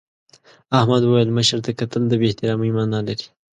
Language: Pashto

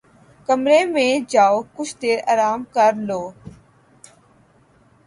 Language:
Urdu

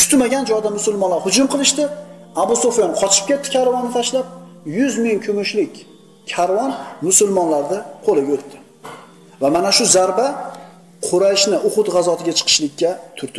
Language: Turkish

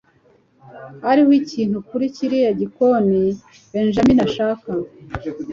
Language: Kinyarwanda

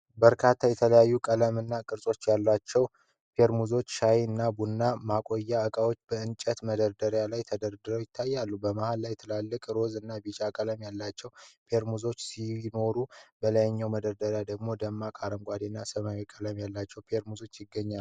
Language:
Amharic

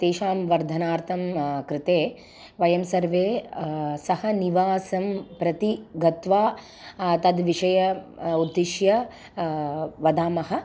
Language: Sanskrit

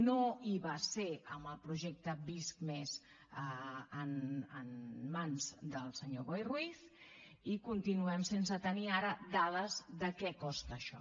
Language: Catalan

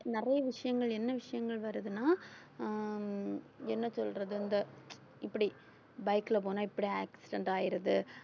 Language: Tamil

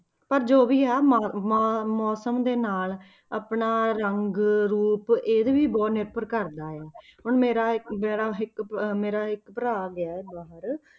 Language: Punjabi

